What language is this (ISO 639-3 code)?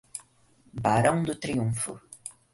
por